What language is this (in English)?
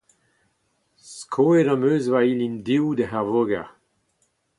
Breton